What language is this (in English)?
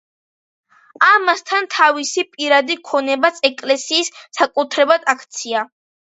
Georgian